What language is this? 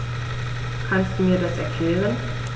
German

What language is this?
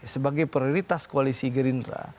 Indonesian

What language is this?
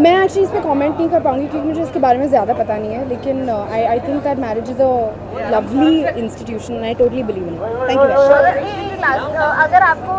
Hindi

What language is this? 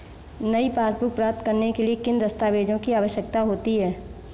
Hindi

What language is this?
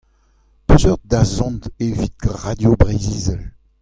Breton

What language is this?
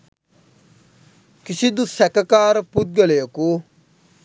Sinhala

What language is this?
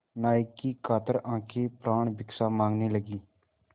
Hindi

